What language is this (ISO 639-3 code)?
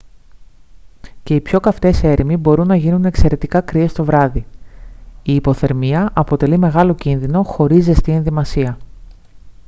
ell